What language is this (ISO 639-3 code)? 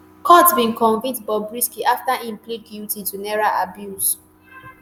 pcm